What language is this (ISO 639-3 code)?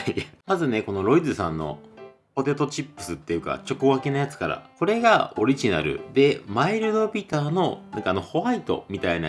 jpn